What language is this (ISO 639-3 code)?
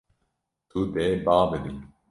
kur